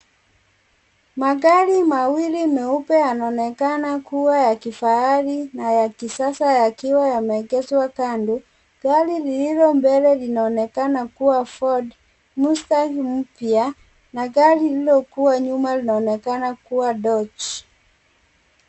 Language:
Swahili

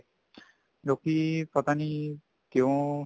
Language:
Punjabi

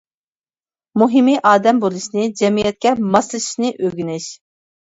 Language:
Uyghur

